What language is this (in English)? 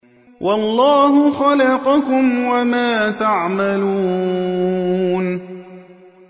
Arabic